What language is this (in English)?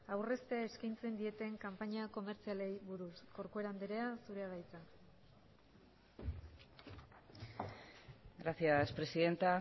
Basque